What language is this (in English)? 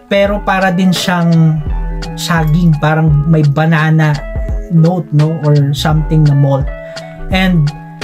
Filipino